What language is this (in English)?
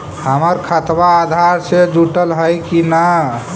Magahi